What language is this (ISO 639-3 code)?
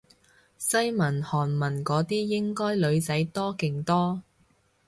yue